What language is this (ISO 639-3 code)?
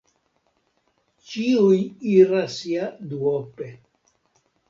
epo